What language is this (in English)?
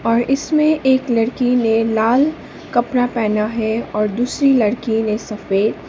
Hindi